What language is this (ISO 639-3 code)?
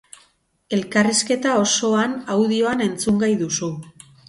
eus